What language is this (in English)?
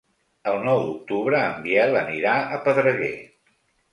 Catalan